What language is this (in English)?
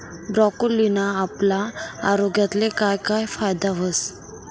Marathi